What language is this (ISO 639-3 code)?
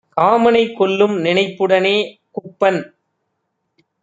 tam